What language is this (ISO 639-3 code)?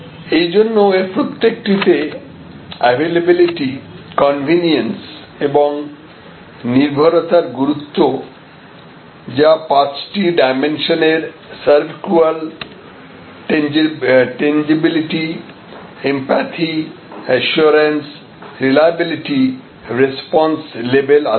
ben